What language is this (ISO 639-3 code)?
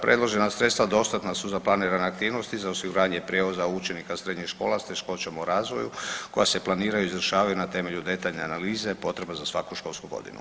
hrv